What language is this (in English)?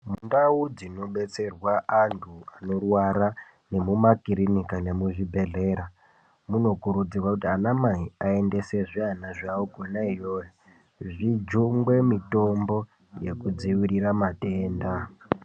Ndau